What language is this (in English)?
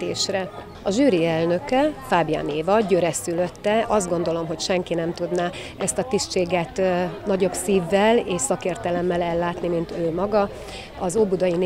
Hungarian